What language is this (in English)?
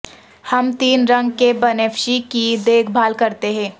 Urdu